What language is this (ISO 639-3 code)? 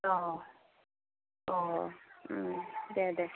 brx